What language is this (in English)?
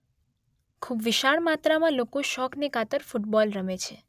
Gujarati